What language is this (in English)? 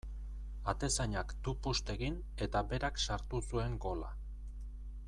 Basque